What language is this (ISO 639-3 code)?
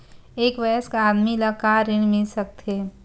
hne